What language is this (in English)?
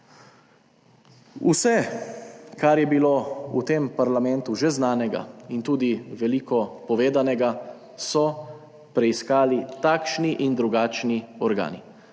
Slovenian